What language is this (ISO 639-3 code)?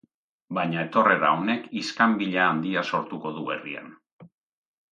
eus